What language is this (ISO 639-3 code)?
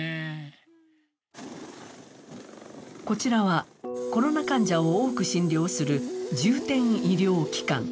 jpn